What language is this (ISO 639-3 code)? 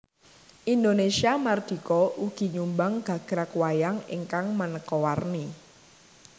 jav